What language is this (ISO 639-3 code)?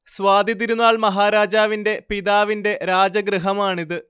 mal